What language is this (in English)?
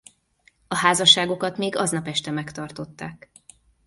Hungarian